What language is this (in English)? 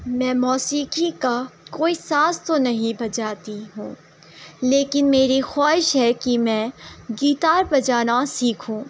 Urdu